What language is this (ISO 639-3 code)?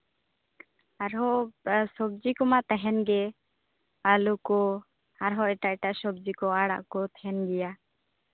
sat